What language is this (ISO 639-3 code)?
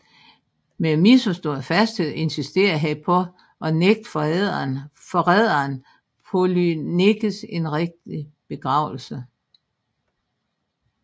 dan